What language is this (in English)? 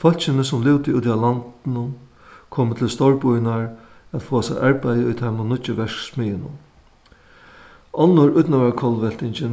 Faroese